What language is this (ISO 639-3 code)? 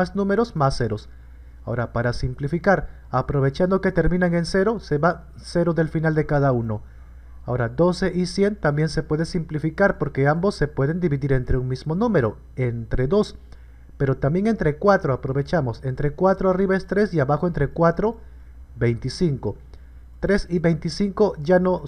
spa